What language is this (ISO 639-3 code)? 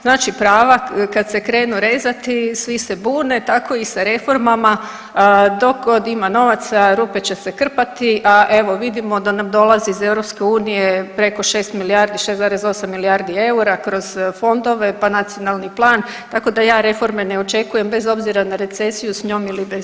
hrv